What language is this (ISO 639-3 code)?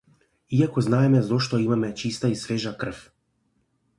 mkd